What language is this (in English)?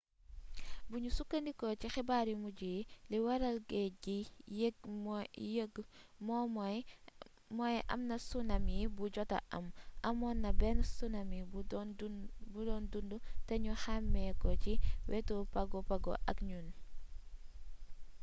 Wolof